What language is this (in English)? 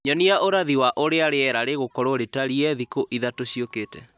Kikuyu